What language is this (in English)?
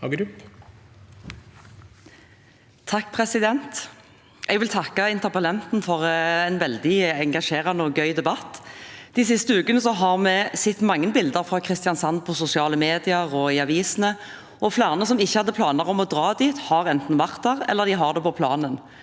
Norwegian